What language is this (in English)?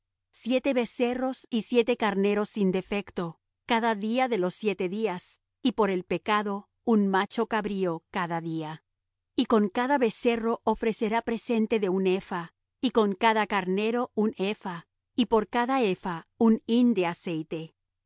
Spanish